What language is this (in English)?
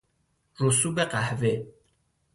Persian